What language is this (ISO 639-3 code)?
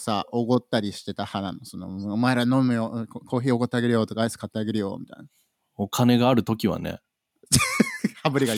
jpn